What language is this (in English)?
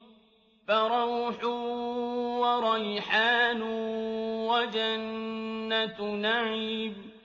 Arabic